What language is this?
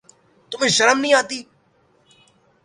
Urdu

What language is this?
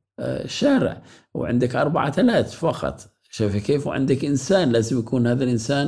Arabic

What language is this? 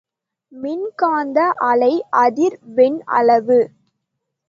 Tamil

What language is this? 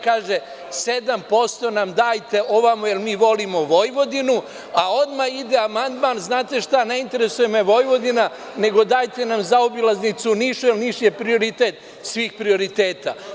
Serbian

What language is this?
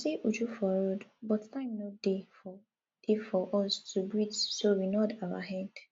Nigerian Pidgin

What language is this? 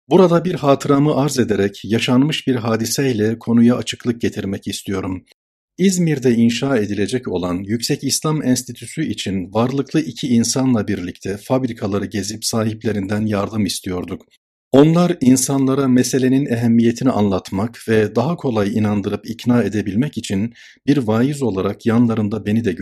Turkish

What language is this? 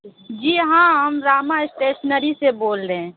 Urdu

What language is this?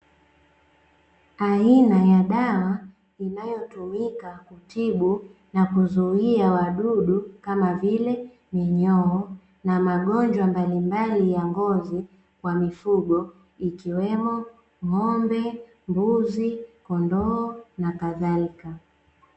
Swahili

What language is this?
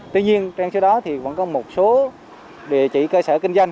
Vietnamese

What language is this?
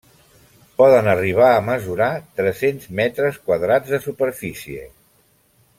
Catalan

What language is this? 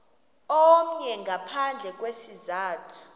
Xhosa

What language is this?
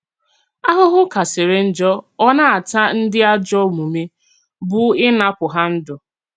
Igbo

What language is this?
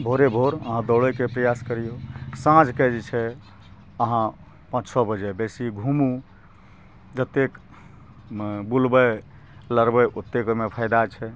Maithili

